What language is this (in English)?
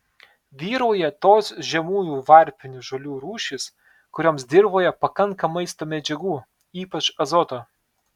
Lithuanian